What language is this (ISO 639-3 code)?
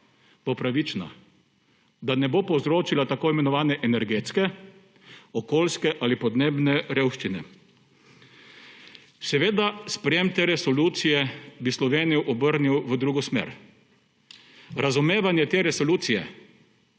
slv